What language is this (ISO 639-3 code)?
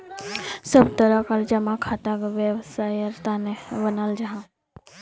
mag